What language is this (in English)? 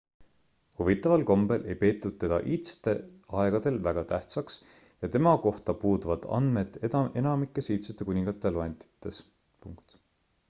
Estonian